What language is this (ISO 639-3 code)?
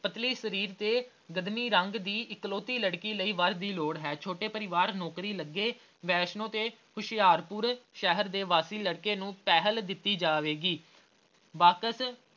pan